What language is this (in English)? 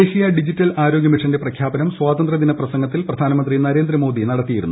Malayalam